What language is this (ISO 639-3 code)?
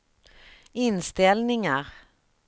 swe